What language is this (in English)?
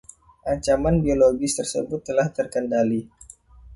Indonesian